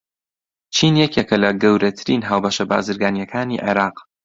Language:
Central Kurdish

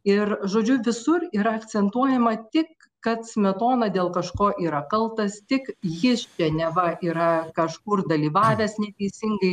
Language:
Lithuanian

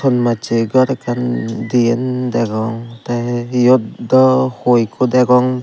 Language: Chakma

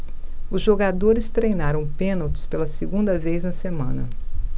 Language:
Portuguese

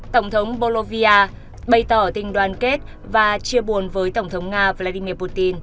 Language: Vietnamese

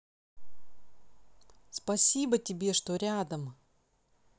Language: Russian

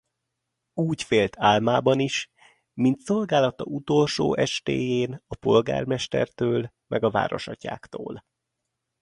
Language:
Hungarian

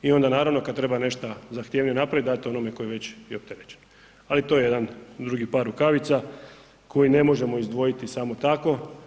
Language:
Croatian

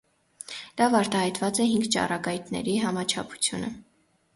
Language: Armenian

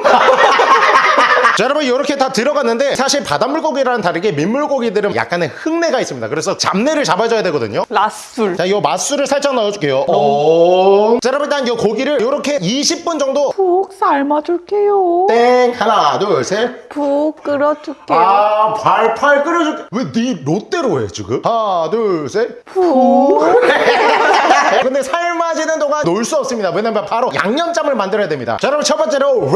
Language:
Korean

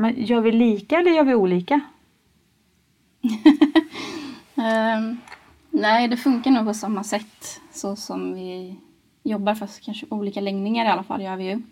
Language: Swedish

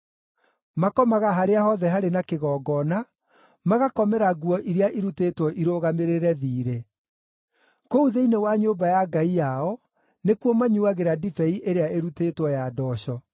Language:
Kikuyu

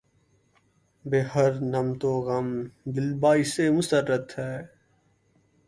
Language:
Urdu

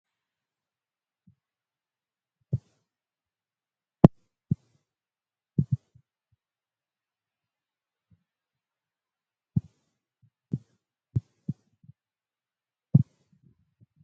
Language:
Oromo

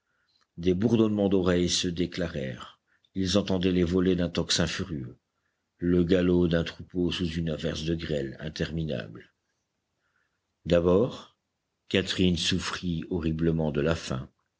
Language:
French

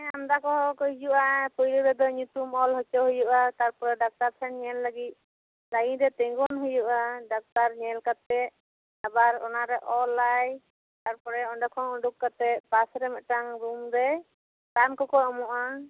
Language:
Santali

